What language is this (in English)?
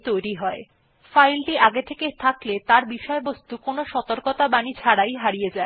Bangla